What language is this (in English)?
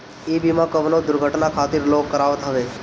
Bhojpuri